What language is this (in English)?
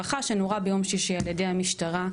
Hebrew